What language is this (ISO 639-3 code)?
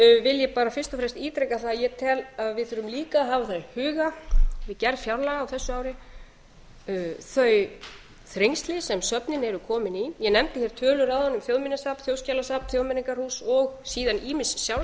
isl